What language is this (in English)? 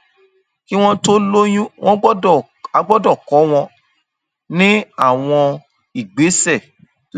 Yoruba